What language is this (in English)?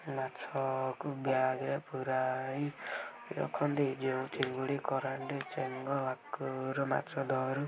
Odia